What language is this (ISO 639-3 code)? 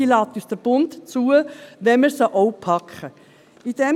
gsw